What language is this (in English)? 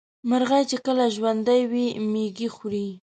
Pashto